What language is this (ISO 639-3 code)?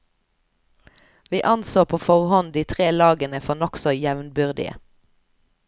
nor